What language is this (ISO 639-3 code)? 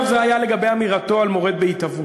heb